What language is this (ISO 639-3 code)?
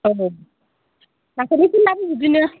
brx